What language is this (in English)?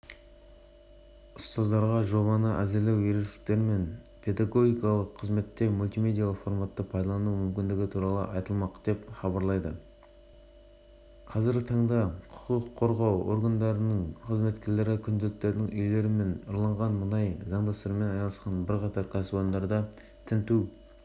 Kazakh